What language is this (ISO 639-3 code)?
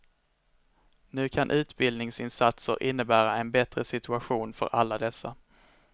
swe